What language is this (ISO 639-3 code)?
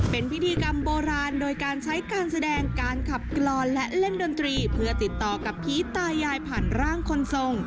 tha